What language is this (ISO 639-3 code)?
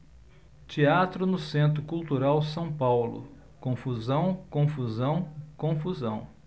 por